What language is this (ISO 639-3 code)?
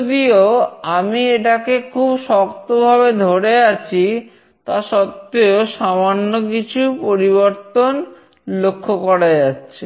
ben